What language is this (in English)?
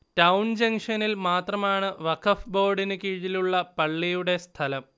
Malayalam